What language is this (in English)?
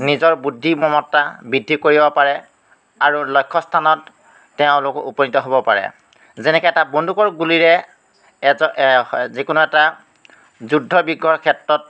Assamese